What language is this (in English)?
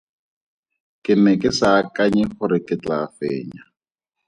Tswana